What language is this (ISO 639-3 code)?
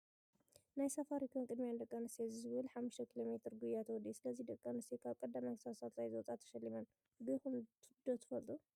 tir